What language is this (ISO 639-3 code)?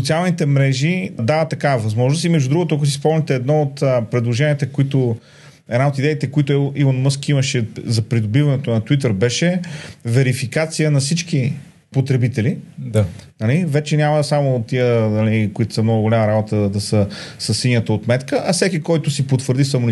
bul